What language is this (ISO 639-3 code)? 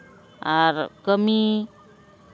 sat